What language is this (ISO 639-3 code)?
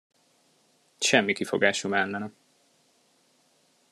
hun